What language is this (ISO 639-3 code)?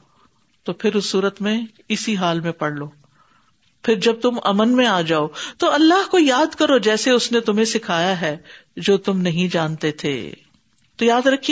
urd